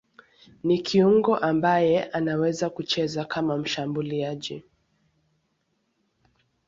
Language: Swahili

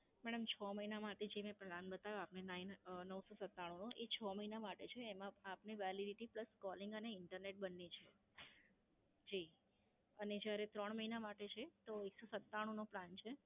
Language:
Gujarati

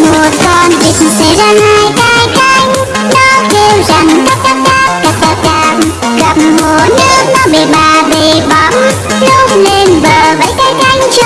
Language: Vietnamese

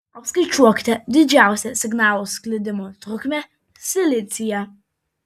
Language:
Lithuanian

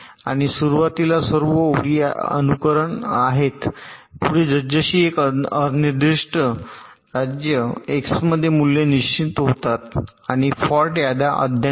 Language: Marathi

